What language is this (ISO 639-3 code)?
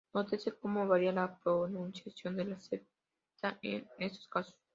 spa